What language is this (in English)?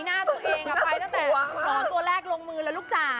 Thai